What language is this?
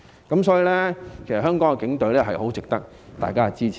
Cantonese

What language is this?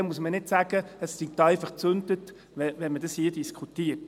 Swiss German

